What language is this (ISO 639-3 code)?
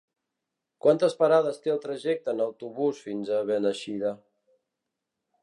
cat